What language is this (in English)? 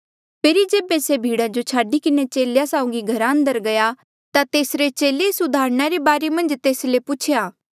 Mandeali